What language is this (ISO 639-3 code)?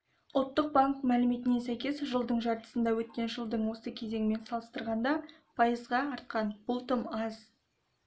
kaz